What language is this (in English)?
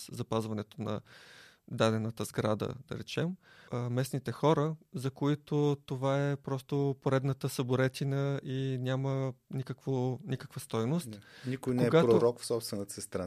Bulgarian